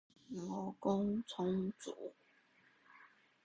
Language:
Chinese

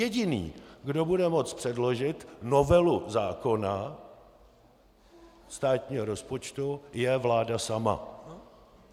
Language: Czech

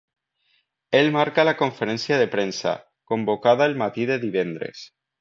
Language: Catalan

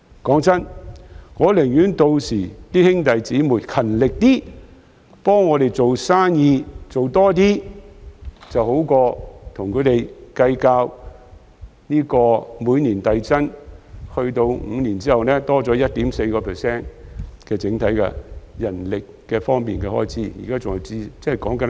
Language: Cantonese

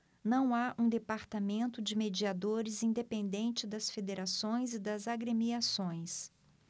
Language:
Portuguese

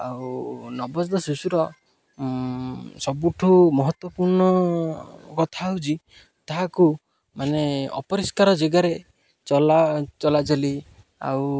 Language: Odia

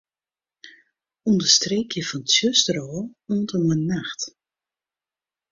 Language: Western Frisian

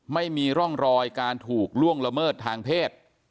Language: Thai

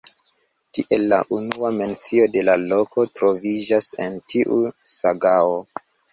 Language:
Esperanto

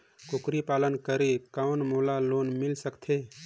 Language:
Chhattisgarhi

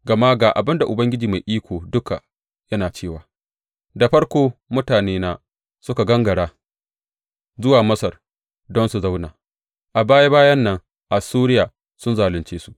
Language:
Hausa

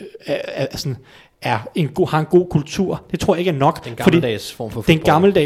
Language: Danish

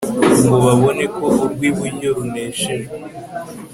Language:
Kinyarwanda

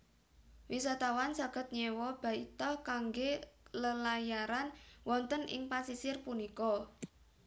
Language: Javanese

